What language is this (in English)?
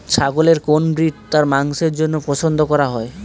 Bangla